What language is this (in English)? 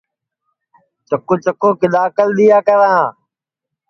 Sansi